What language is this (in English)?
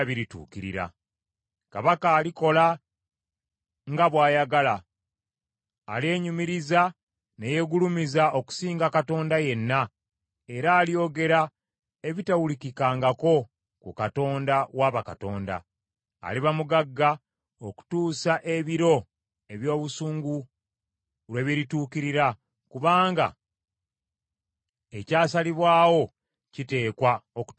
Ganda